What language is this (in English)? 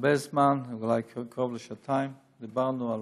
Hebrew